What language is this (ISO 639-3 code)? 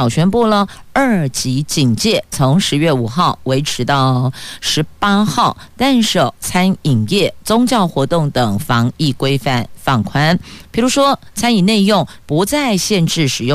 zho